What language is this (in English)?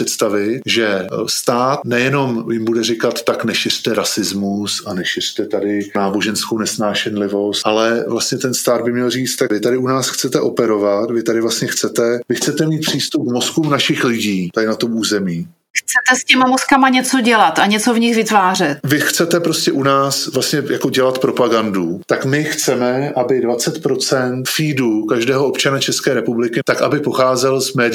Czech